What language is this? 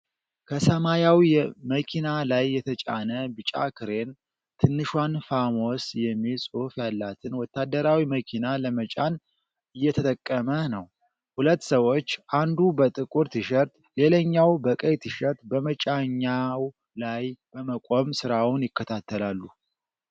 Amharic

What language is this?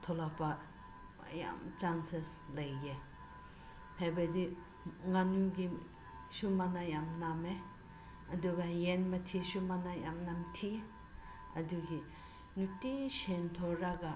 Manipuri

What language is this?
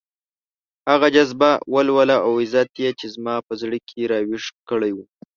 Pashto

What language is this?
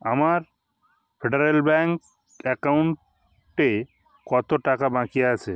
Bangla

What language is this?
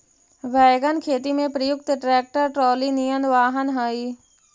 Magahi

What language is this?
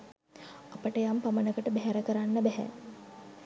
Sinhala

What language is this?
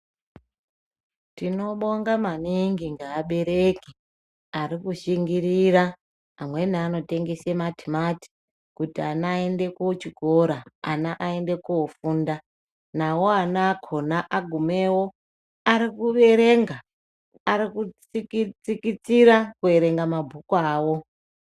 Ndau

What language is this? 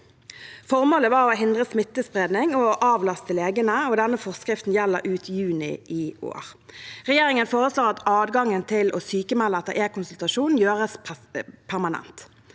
Norwegian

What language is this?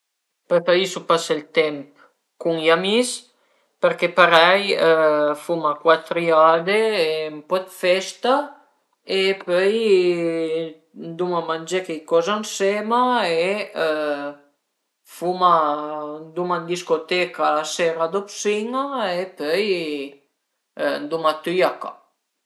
Piedmontese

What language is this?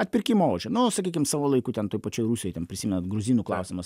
Lithuanian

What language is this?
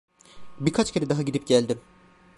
Turkish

